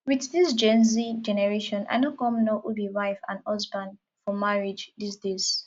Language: Nigerian Pidgin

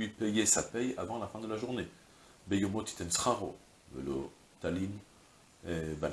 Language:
French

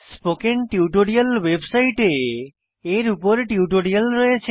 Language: Bangla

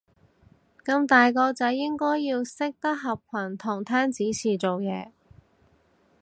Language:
Cantonese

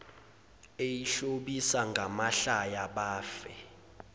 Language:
Zulu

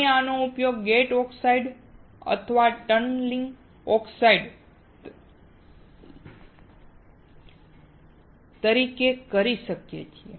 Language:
Gujarati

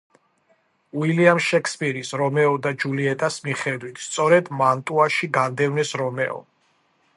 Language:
Georgian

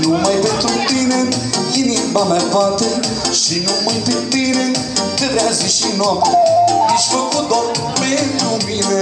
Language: Romanian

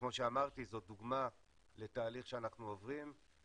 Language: Hebrew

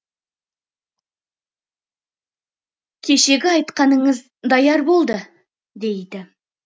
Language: Kazakh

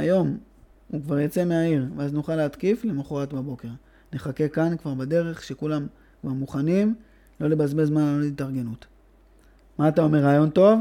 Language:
Hebrew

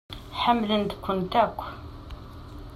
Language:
Kabyle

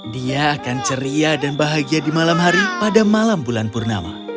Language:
Indonesian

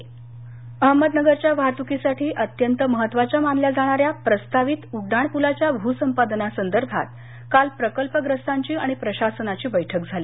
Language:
Marathi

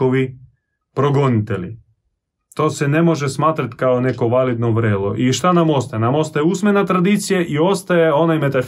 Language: Croatian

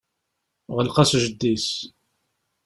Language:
Kabyle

